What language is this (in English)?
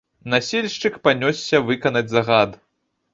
Belarusian